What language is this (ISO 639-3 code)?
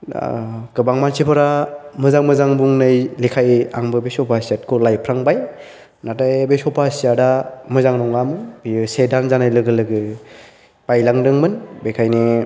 brx